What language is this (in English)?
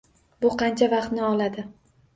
Uzbek